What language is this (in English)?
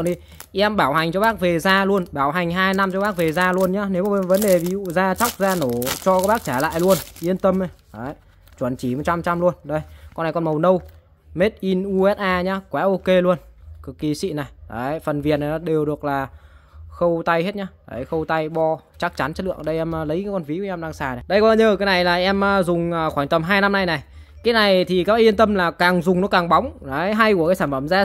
Vietnamese